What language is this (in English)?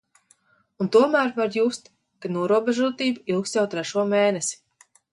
Latvian